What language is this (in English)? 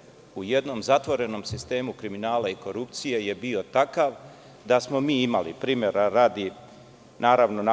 Serbian